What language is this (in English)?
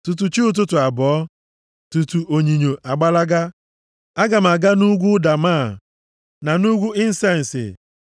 Igbo